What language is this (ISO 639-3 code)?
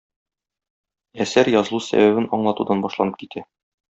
tat